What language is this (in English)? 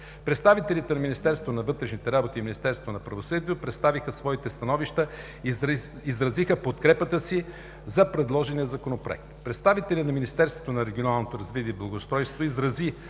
Bulgarian